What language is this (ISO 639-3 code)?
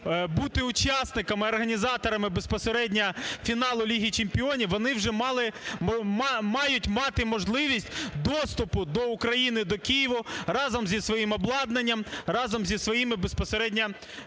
ukr